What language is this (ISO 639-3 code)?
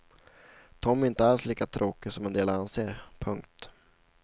swe